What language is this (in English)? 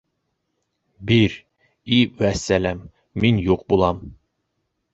Bashkir